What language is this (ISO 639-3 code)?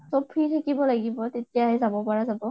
asm